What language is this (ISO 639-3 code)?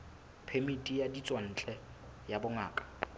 sot